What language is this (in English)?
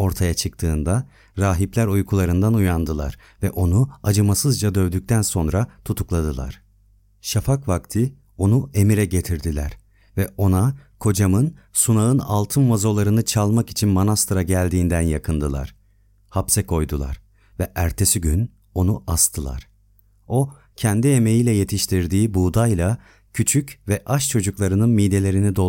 Turkish